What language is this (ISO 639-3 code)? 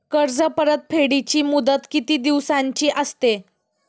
mar